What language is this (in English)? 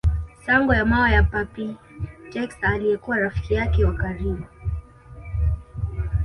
Swahili